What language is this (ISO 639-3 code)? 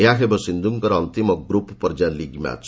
ori